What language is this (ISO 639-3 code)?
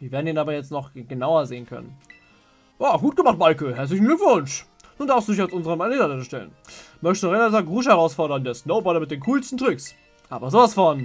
deu